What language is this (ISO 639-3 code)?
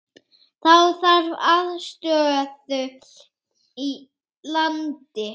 isl